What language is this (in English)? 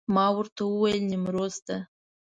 Pashto